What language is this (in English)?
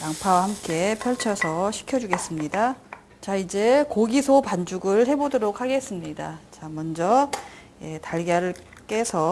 Korean